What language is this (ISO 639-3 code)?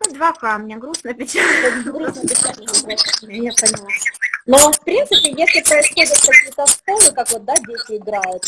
rus